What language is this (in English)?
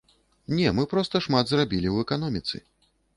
Belarusian